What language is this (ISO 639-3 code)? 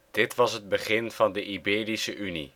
nld